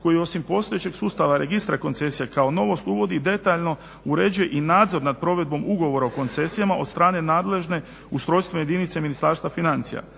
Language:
Croatian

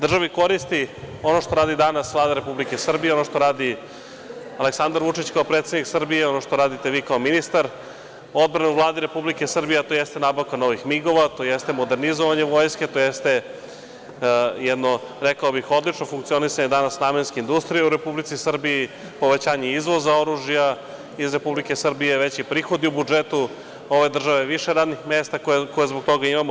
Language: Serbian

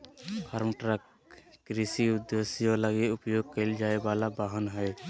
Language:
Magahi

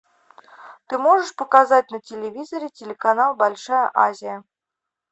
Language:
Russian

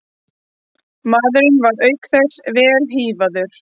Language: Icelandic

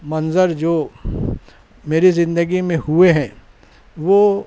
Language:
Urdu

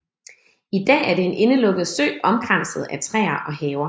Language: Danish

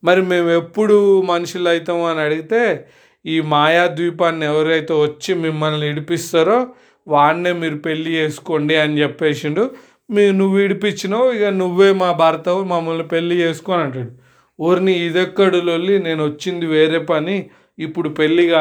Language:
Telugu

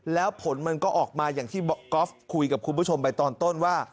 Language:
Thai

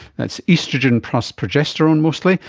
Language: English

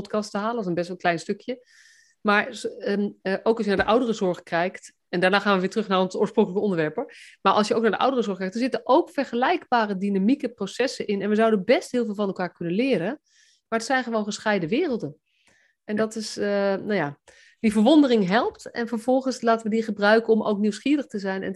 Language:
Dutch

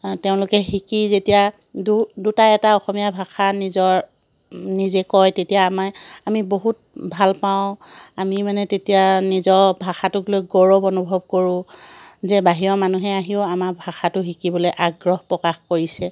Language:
Assamese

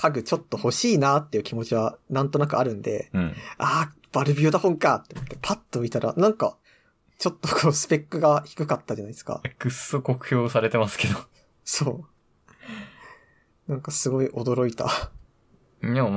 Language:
Japanese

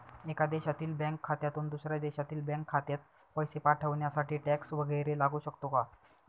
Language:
Marathi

